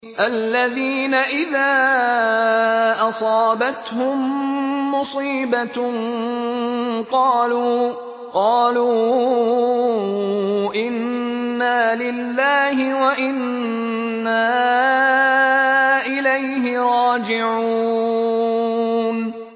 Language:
Arabic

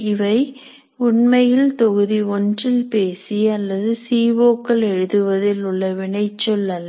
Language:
Tamil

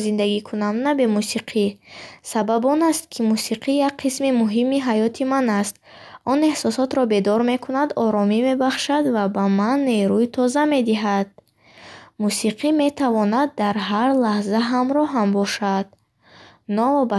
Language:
Bukharic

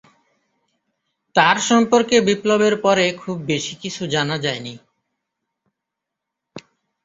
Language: Bangla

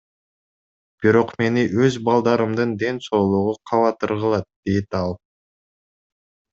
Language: Kyrgyz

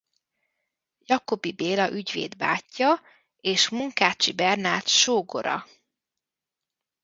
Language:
Hungarian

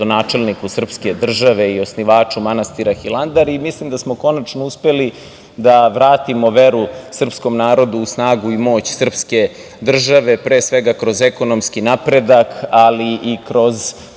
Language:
Serbian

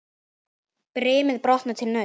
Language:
Icelandic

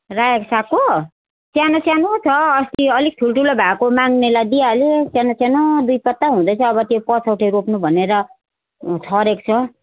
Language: Nepali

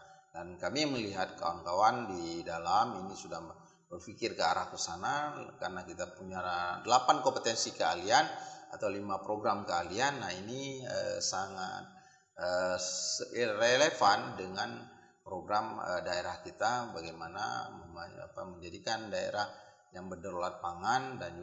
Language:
Indonesian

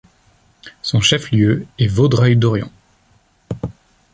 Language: French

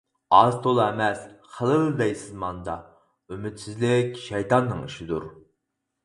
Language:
Uyghur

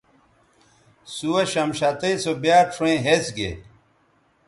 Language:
Bateri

